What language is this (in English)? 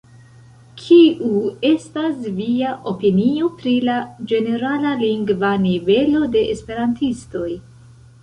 Esperanto